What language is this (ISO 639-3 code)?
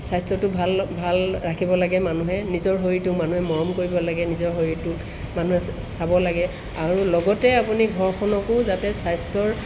asm